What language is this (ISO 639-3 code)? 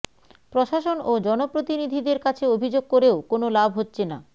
ben